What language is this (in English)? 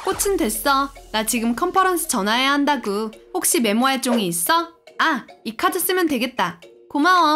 Korean